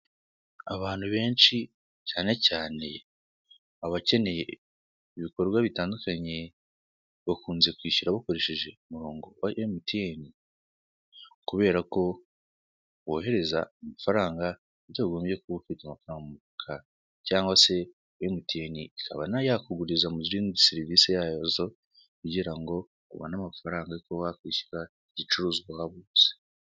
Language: Kinyarwanda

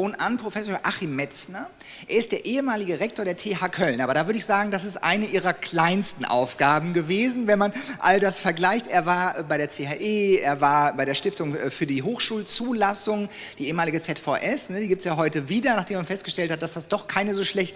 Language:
German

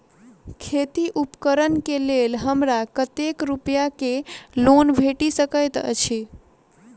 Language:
Maithili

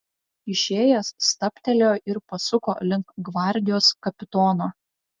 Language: Lithuanian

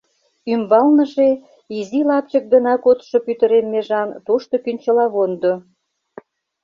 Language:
Mari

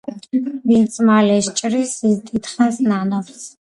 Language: Georgian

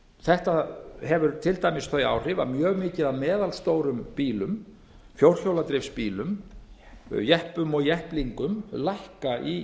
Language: Icelandic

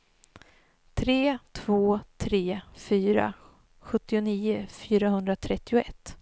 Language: Swedish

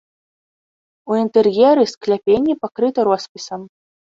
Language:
Belarusian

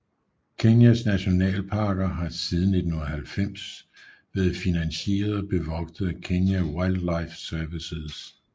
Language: Danish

